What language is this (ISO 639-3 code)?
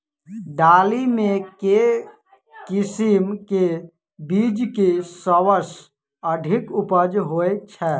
mai